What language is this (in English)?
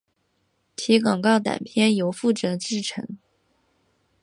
Chinese